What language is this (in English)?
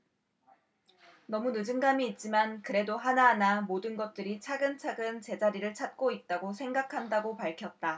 Korean